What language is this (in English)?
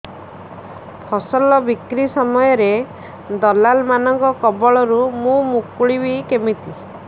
Odia